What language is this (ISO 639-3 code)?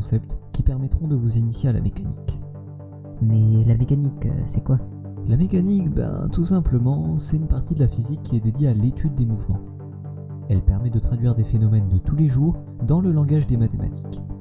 fra